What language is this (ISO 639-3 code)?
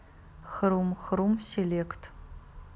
rus